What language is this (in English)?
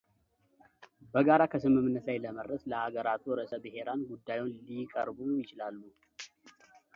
Amharic